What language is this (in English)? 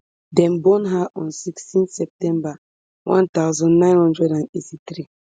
Nigerian Pidgin